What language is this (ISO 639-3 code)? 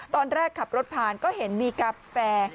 tha